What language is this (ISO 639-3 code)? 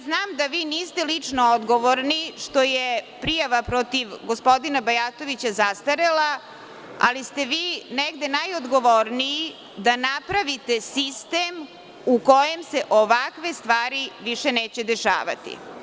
srp